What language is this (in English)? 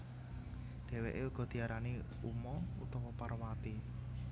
Javanese